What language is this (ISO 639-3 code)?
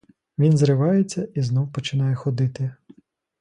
ukr